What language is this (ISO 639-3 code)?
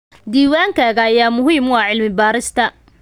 som